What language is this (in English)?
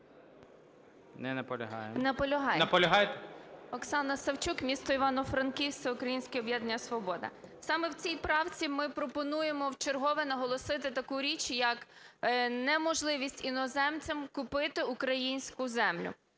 Ukrainian